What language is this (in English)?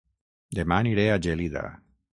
Catalan